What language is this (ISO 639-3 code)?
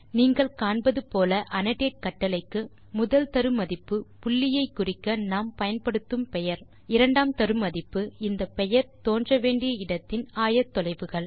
tam